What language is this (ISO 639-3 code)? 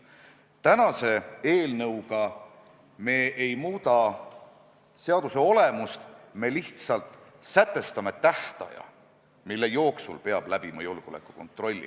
est